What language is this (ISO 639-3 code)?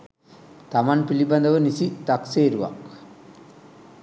sin